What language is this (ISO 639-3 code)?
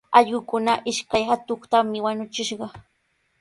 qws